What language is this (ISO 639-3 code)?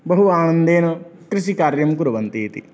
san